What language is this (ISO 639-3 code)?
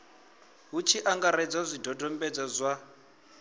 ven